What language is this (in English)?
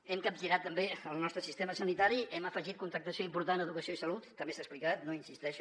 Catalan